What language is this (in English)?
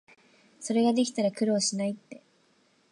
Japanese